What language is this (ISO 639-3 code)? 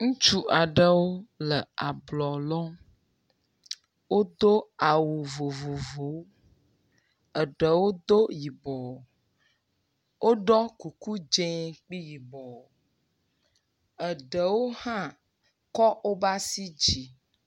ewe